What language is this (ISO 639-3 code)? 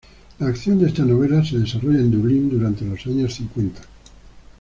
spa